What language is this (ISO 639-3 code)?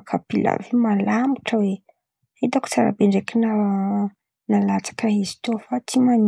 xmv